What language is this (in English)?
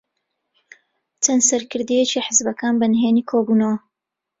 Central Kurdish